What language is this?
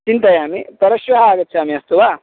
Sanskrit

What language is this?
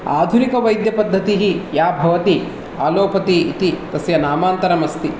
Sanskrit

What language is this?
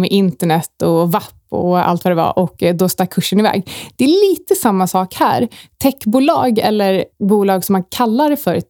Swedish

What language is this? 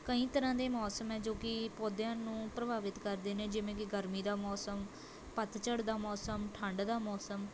Punjabi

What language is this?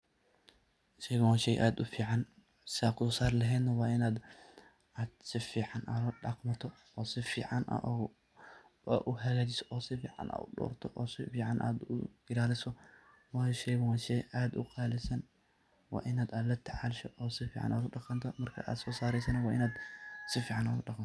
Somali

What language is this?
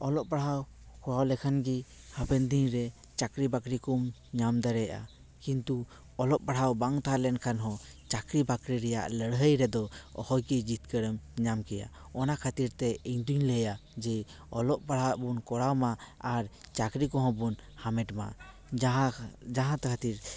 Santali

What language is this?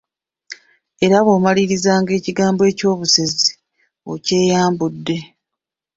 Ganda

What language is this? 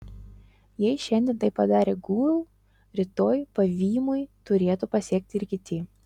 Lithuanian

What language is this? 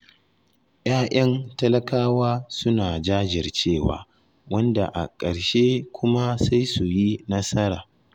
Hausa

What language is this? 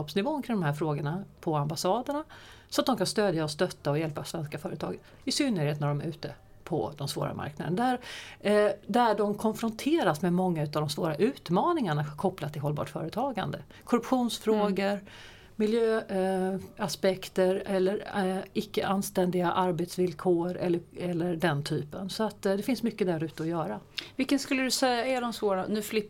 Swedish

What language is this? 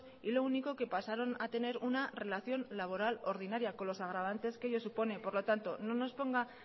Spanish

